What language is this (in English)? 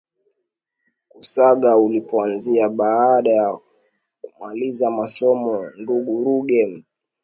Swahili